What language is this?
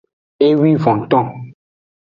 Aja (Benin)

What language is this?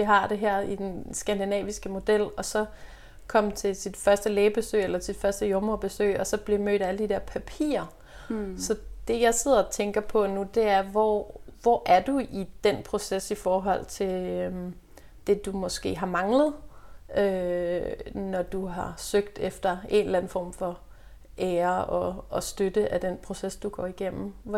Danish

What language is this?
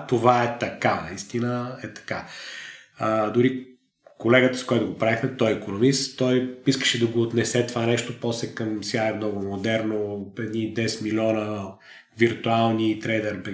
Bulgarian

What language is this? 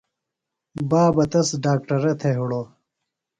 Phalura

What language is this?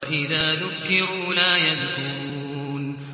Arabic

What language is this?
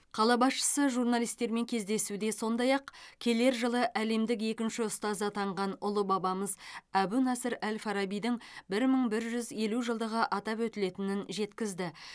Kazakh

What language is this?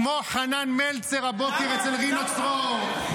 Hebrew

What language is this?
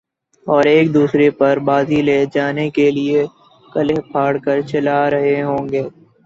Urdu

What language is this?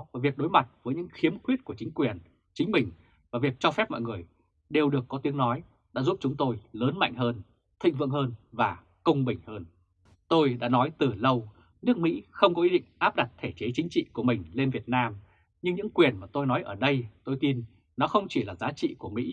Vietnamese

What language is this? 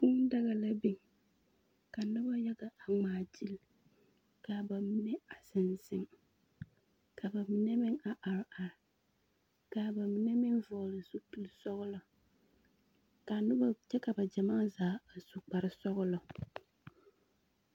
Southern Dagaare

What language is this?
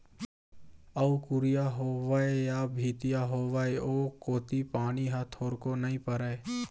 Chhattisgarhi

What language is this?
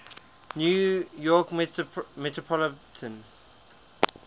English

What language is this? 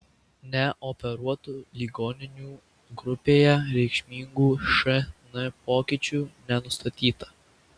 Lithuanian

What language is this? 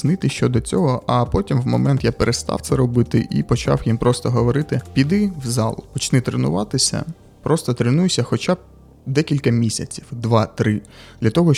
Ukrainian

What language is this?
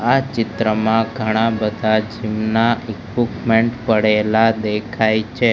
Gujarati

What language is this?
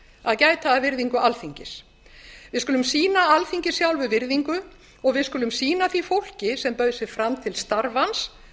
Icelandic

